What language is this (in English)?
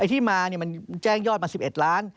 Thai